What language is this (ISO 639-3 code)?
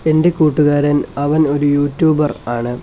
mal